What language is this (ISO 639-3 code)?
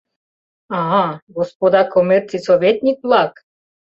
chm